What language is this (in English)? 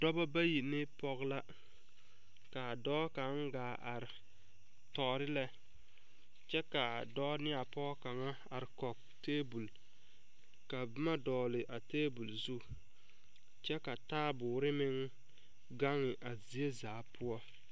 Southern Dagaare